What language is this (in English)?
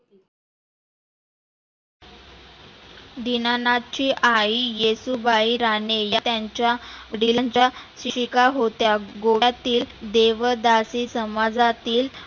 Marathi